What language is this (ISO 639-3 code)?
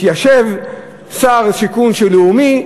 heb